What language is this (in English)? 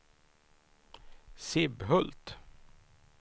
Swedish